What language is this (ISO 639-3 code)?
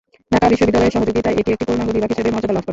ben